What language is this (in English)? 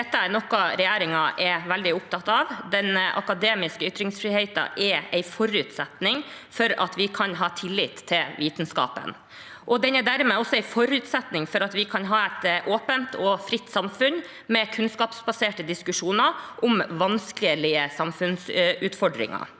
Norwegian